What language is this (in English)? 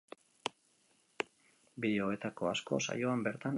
Basque